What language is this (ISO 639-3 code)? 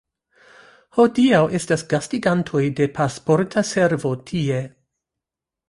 epo